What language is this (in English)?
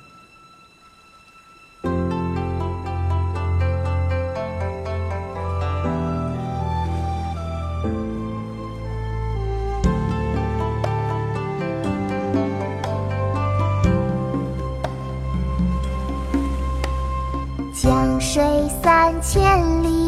Chinese